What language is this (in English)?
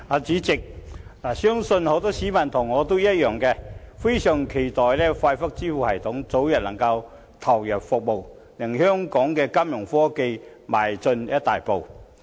Cantonese